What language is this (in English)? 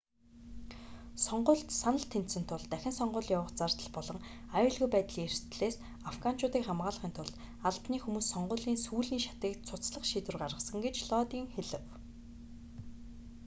Mongolian